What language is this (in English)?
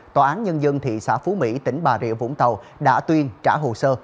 Vietnamese